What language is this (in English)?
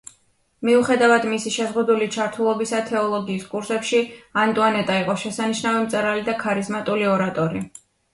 Georgian